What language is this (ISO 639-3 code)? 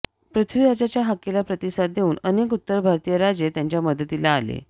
mar